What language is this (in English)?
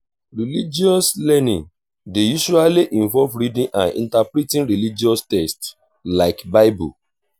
Nigerian Pidgin